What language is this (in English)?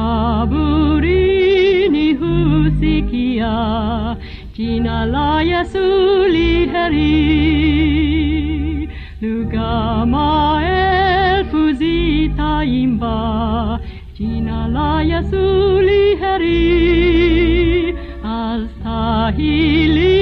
Swahili